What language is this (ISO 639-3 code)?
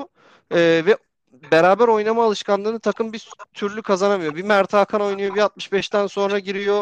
tur